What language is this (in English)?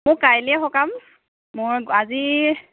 Assamese